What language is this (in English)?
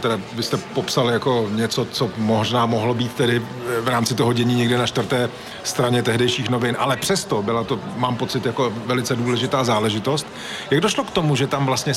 Czech